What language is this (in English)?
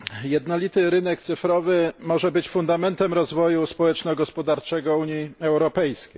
Polish